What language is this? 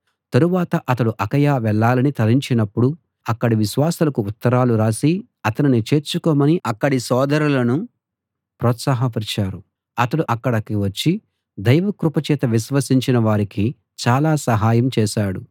Telugu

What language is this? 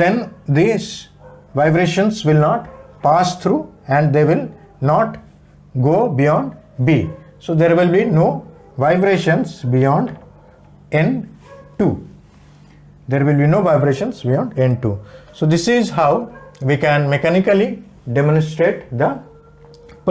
English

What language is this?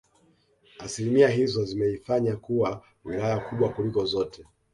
Swahili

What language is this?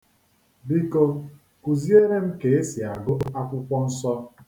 Igbo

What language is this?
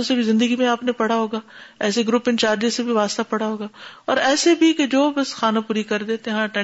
Urdu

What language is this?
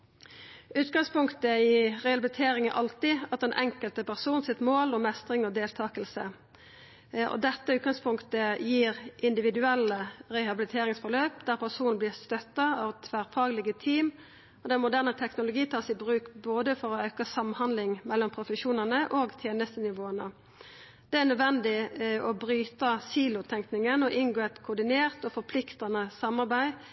Norwegian Nynorsk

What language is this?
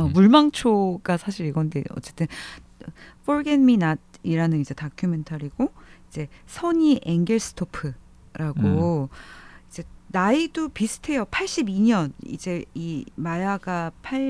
Korean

